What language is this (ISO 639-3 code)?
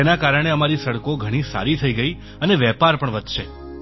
guj